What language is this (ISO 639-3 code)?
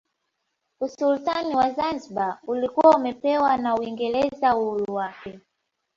swa